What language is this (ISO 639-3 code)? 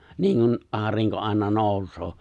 fin